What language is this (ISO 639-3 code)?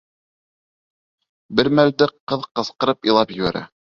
bak